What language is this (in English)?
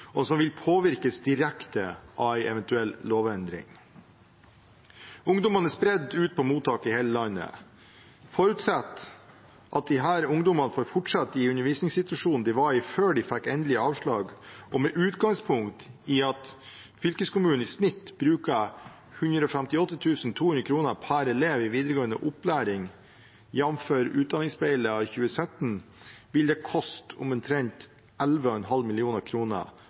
Norwegian Bokmål